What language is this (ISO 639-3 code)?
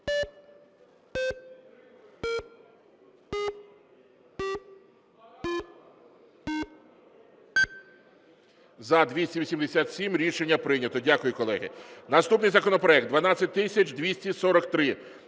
ukr